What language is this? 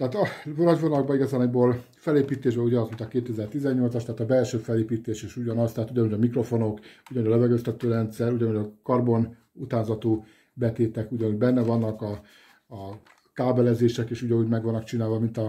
Hungarian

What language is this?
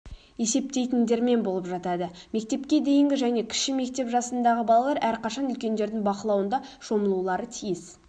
Kazakh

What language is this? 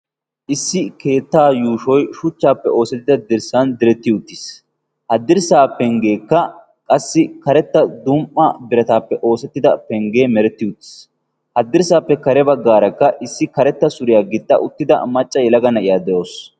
Wolaytta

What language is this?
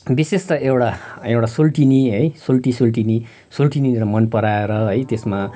Nepali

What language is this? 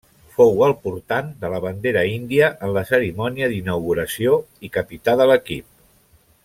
Catalan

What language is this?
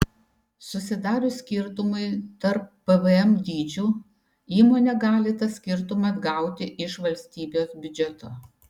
Lithuanian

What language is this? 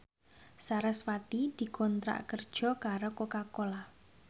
Javanese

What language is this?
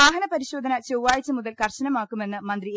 Malayalam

